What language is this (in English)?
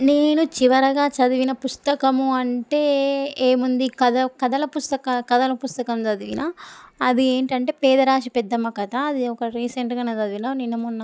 Telugu